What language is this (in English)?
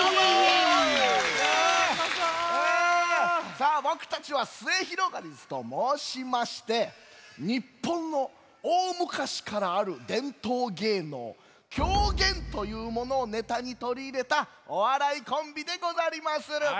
Japanese